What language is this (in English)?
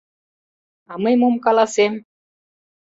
Mari